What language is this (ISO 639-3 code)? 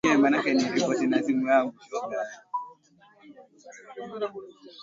swa